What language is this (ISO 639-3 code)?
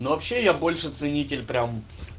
rus